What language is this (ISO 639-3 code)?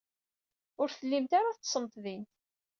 kab